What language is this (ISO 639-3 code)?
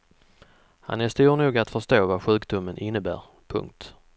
swe